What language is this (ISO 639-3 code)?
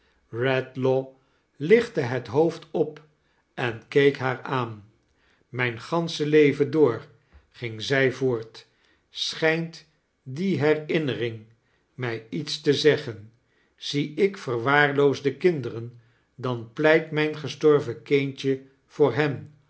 nld